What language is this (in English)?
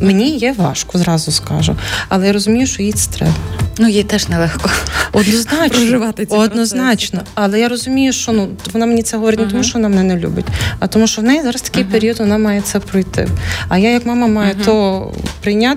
Ukrainian